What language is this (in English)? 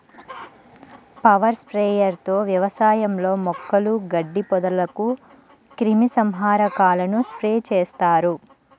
Telugu